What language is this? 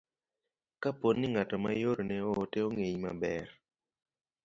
Luo (Kenya and Tanzania)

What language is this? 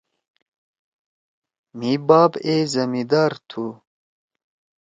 Torwali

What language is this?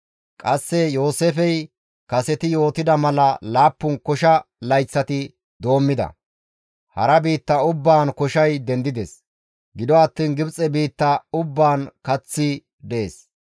Gamo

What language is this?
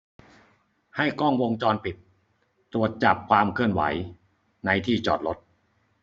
Thai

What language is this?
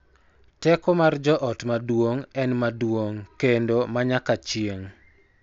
Luo (Kenya and Tanzania)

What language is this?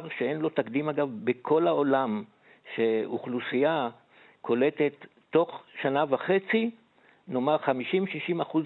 Hebrew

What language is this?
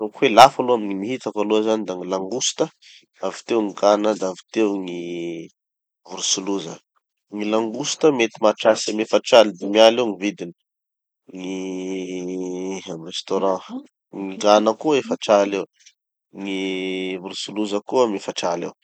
Tanosy Malagasy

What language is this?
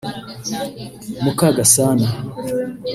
Kinyarwanda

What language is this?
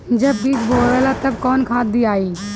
Bhojpuri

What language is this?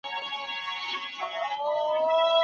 Pashto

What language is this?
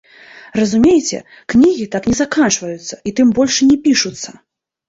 Belarusian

